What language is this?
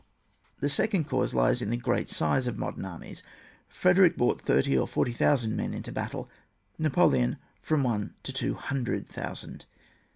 English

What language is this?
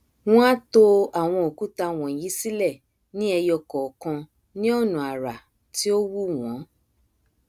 Yoruba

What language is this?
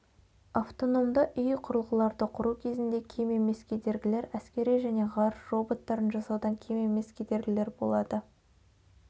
Kazakh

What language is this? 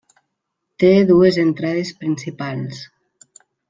Catalan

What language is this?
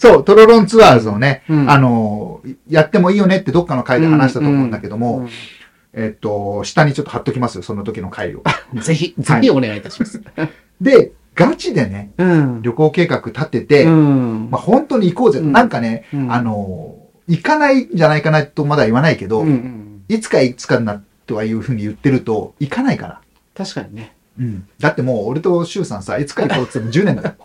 Japanese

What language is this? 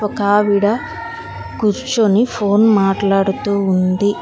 Telugu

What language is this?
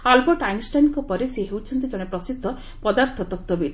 Odia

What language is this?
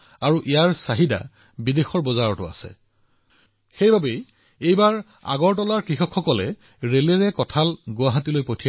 Assamese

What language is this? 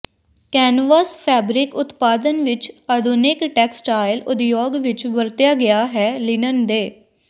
Punjabi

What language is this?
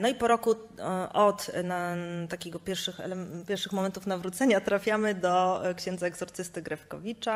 Polish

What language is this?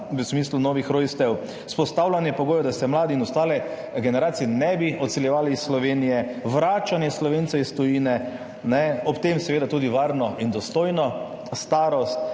Slovenian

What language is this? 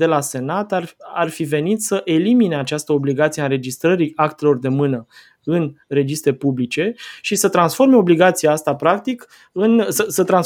Romanian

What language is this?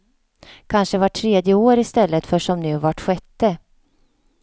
Swedish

